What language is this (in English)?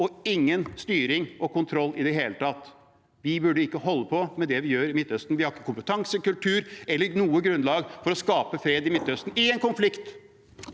Norwegian